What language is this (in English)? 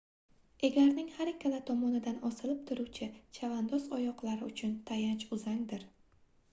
Uzbek